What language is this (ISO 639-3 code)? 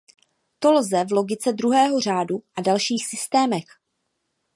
ces